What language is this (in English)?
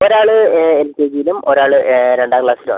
Malayalam